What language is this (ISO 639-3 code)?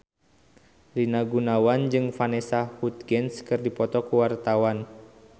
sun